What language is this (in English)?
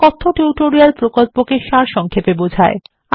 Bangla